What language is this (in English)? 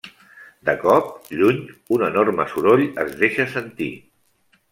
Catalan